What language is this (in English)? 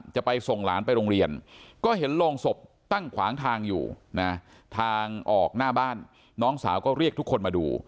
Thai